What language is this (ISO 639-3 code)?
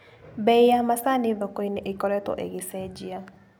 kik